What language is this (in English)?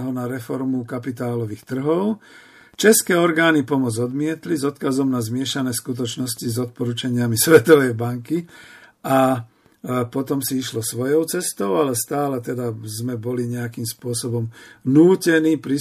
Slovak